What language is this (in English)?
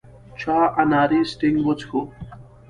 Pashto